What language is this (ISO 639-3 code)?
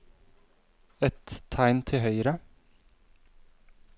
nor